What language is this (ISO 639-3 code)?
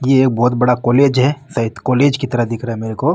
mwr